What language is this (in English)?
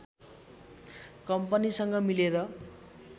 Nepali